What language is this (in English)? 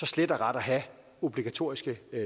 Danish